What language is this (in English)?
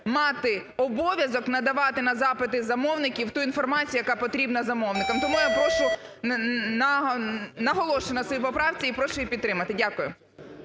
Ukrainian